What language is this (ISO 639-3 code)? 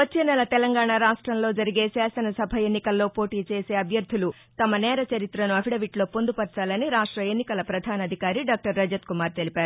tel